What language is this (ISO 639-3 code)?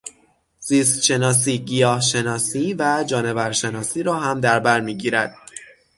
fas